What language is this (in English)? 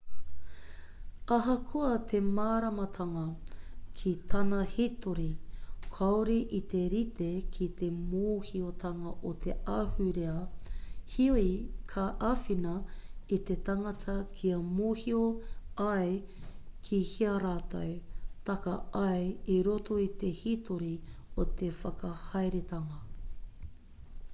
Māori